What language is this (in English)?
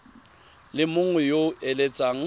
Tswana